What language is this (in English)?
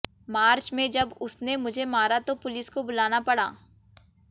Hindi